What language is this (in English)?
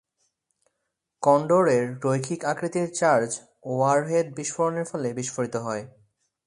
Bangla